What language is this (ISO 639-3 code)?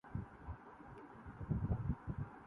urd